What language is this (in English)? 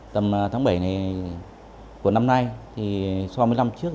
Vietnamese